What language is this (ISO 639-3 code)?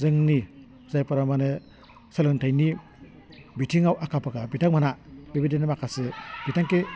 brx